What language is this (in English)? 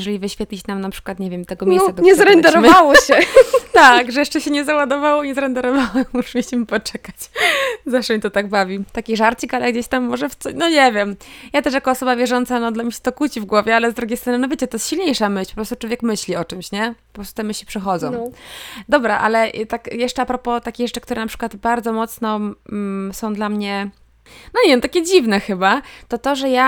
Polish